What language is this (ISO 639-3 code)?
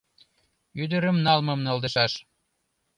chm